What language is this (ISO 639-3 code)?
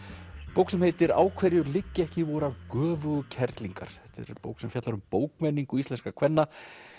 isl